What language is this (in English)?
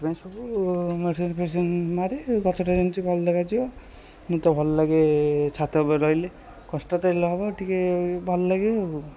Odia